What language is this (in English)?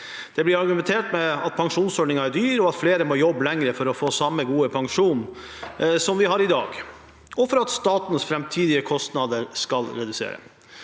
Norwegian